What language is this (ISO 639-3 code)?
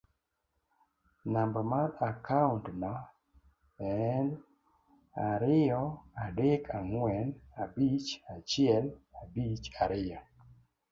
luo